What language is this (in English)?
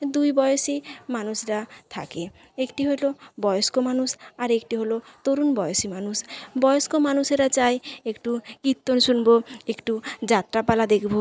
Bangla